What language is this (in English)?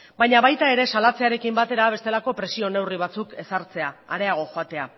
Basque